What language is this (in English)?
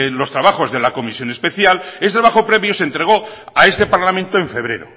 Spanish